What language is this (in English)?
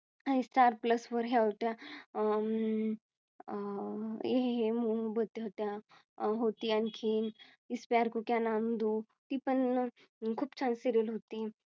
Marathi